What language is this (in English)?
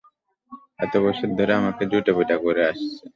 Bangla